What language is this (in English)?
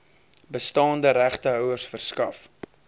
Afrikaans